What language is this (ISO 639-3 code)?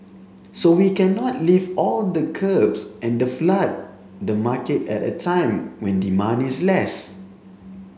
eng